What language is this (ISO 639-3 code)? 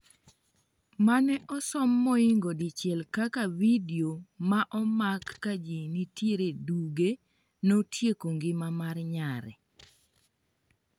luo